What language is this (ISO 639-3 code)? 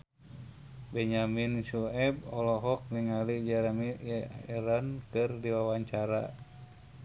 sun